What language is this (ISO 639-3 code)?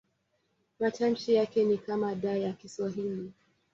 swa